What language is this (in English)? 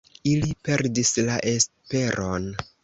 Esperanto